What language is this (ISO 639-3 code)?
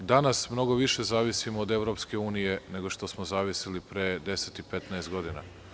srp